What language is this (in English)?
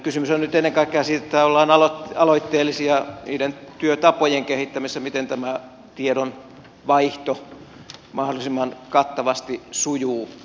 Finnish